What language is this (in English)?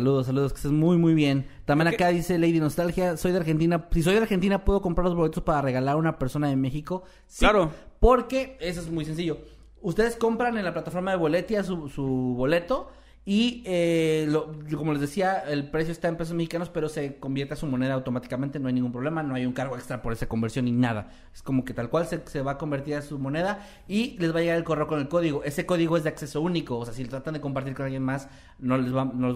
Spanish